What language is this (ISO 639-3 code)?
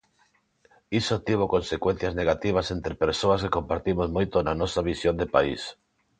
glg